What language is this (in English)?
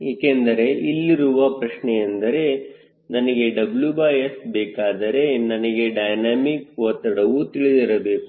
Kannada